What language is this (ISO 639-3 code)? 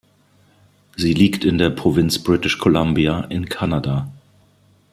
deu